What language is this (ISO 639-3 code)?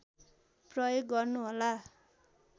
nep